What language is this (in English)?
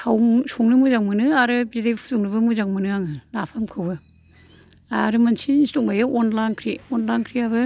Bodo